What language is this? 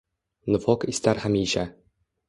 Uzbek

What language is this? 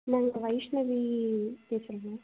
Tamil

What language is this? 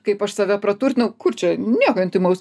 Lithuanian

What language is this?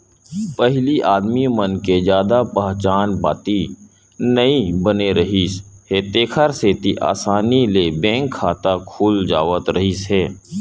Chhattisgarhi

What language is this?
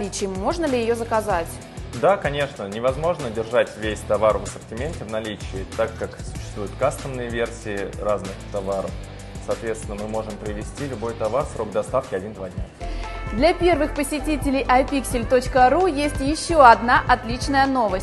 Russian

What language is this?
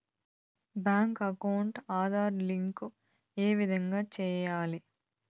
Telugu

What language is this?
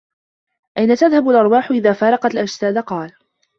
Arabic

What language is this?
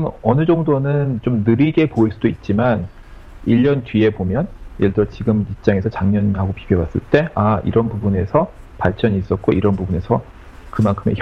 Korean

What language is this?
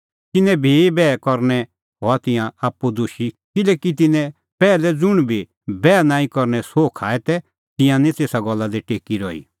Kullu Pahari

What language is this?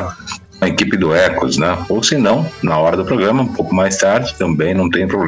Portuguese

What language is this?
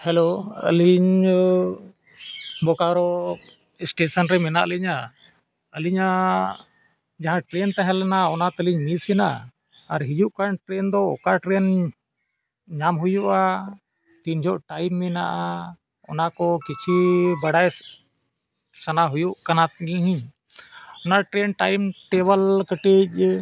Santali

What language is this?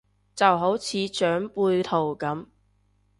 Cantonese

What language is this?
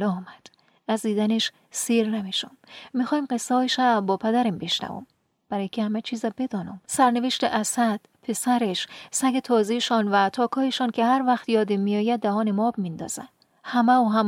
Persian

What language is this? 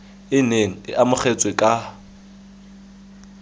Tswana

